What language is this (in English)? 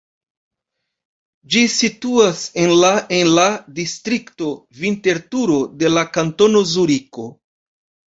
Esperanto